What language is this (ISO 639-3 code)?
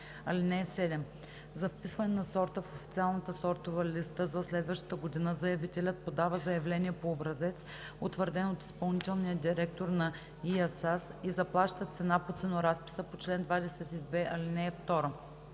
bul